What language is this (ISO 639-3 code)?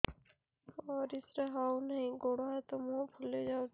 ori